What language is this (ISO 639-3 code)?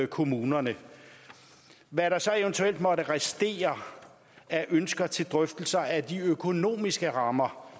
dan